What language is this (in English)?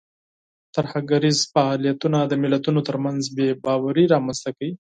Pashto